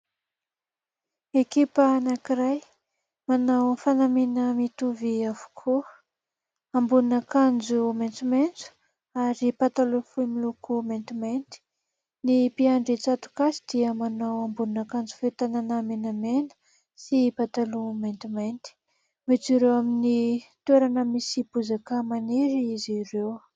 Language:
Malagasy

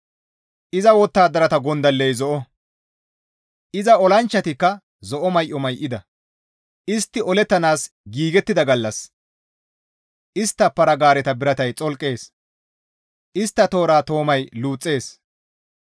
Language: Gamo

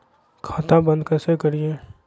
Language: Magahi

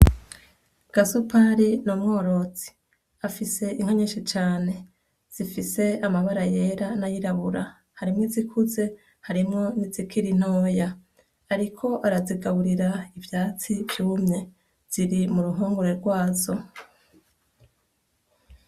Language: Rundi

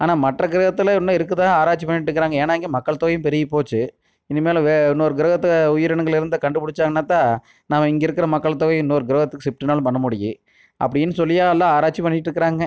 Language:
Tamil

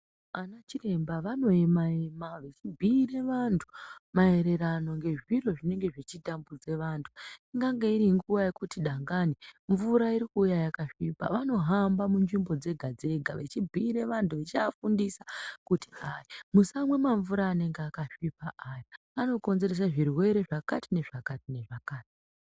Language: Ndau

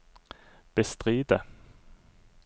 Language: Norwegian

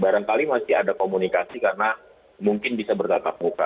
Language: Indonesian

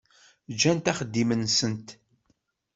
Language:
Kabyle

